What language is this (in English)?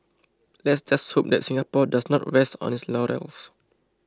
English